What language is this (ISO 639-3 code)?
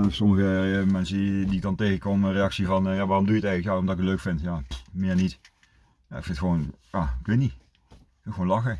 nld